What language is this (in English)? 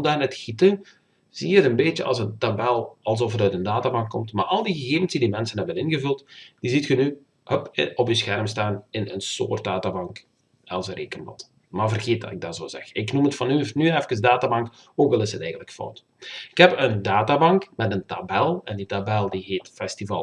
Dutch